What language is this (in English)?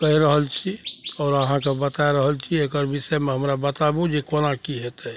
Maithili